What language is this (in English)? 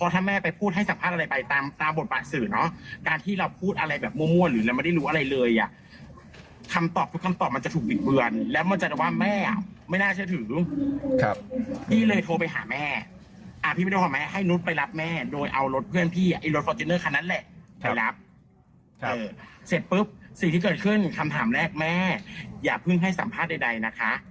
Thai